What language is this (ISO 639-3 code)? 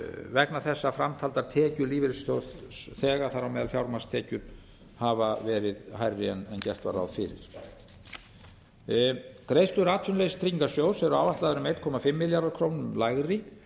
isl